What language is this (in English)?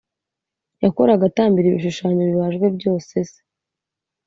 Kinyarwanda